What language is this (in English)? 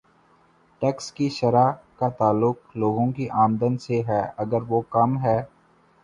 Urdu